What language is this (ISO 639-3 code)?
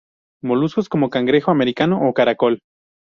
spa